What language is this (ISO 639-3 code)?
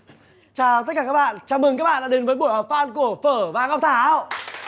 vie